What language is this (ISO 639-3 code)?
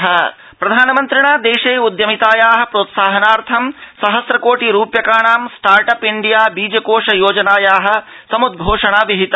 san